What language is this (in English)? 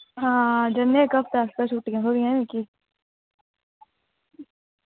Dogri